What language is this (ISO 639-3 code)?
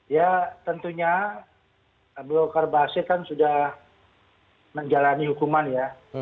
ind